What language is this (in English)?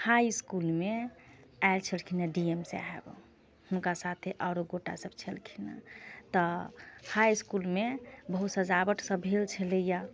Maithili